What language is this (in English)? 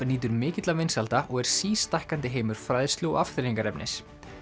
Icelandic